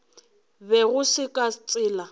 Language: Northern Sotho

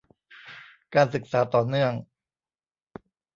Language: Thai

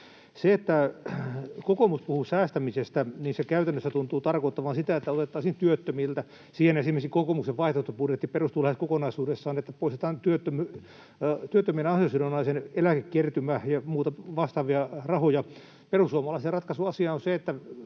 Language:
Finnish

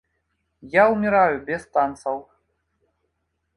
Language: Belarusian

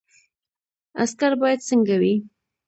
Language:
Pashto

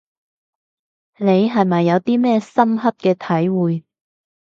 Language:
Cantonese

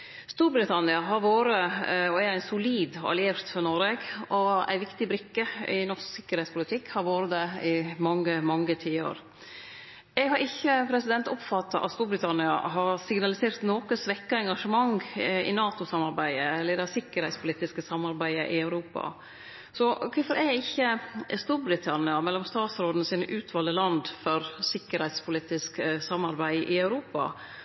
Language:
Norwegian Nynorsk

